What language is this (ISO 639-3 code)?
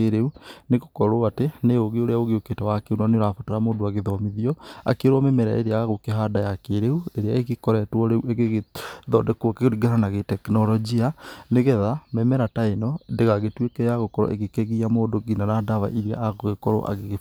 kik